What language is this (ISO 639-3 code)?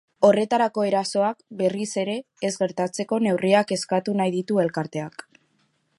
eus